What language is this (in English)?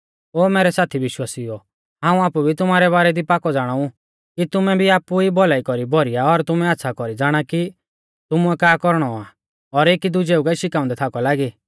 Mahasu Pahari